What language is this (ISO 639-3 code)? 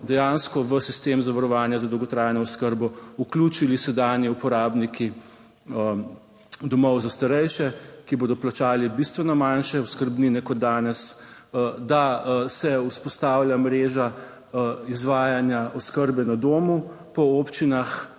slv